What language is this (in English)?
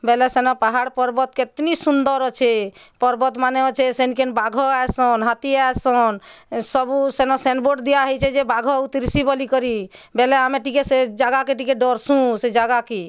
Odia